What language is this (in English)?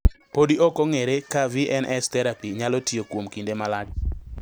Luo (Kenya and Tanzania)